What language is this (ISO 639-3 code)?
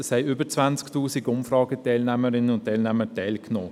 gsw